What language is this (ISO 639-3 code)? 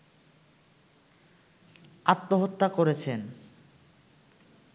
ben